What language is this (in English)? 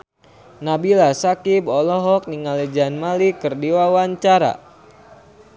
Sundanese